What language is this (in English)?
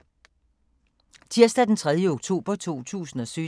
Danish